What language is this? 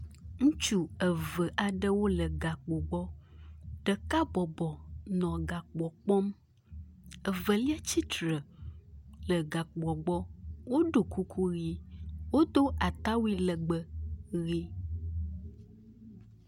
Ewe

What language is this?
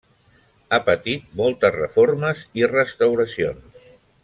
Catalan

